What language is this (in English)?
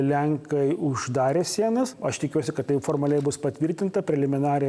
Lithuanian